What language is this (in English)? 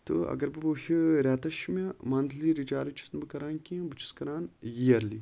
Kashmiri